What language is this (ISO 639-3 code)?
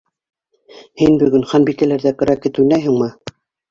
bak